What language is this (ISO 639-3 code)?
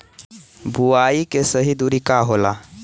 bho